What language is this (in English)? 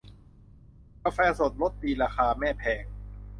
Thai